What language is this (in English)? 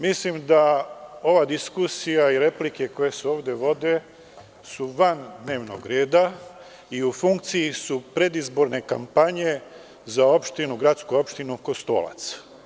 Serbian